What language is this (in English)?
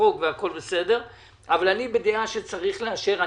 Hebrew